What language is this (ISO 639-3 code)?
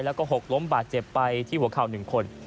tha